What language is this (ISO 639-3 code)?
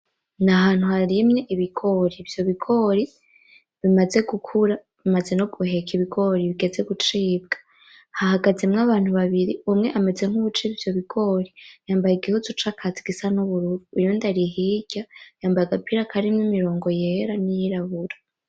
run